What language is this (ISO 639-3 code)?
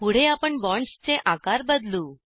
mar